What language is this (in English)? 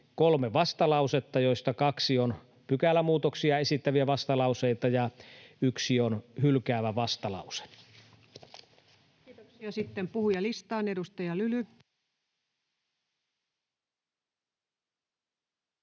Finnish